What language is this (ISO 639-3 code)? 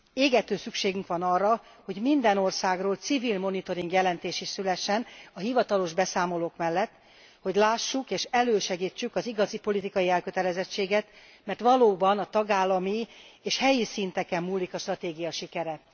hun